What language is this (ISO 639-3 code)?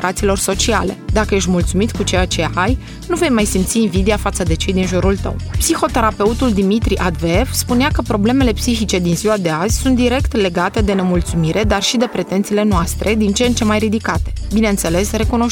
ron